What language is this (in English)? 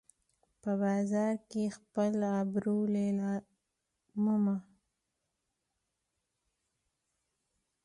Pashto